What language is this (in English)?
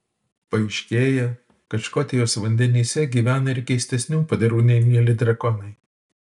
Lithuanian